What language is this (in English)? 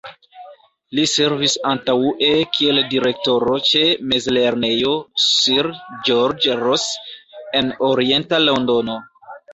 Esperanto